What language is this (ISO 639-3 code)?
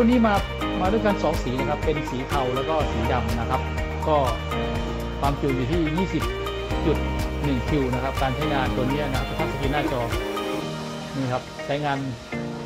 tha